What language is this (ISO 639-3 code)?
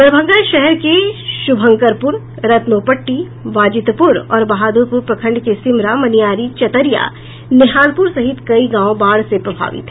hin